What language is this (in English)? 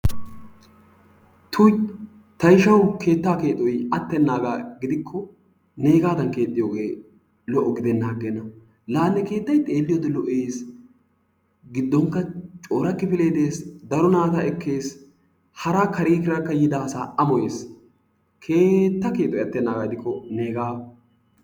Wolaytta